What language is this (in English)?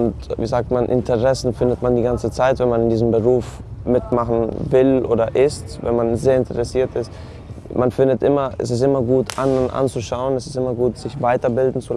German